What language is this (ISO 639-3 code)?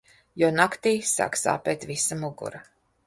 lav